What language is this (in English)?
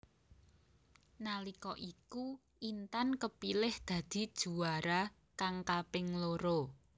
Javanese